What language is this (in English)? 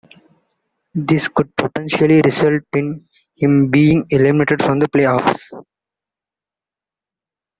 English